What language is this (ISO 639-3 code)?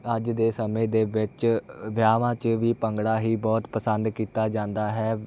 pan